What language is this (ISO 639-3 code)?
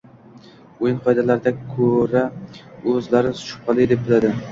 uzb